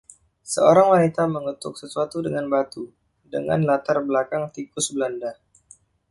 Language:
Indonesian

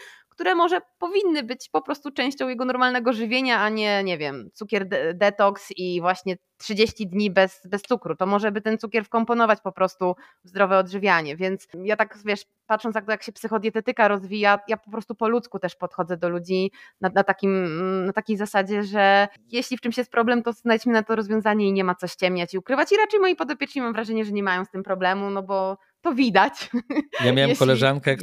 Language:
Polish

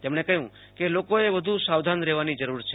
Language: Gujarati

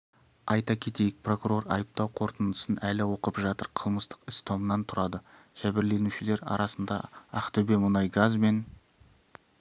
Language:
Kazakh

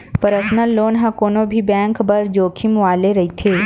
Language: Chhattisgarhi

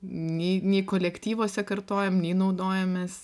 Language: Lithuanian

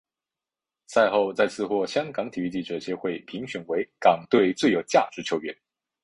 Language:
Chinese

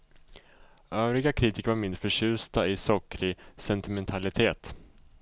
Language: Swedish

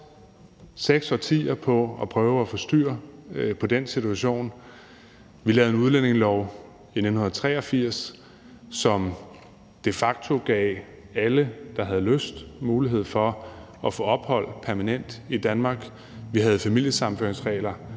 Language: Danish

